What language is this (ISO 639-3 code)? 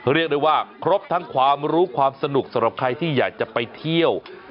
tha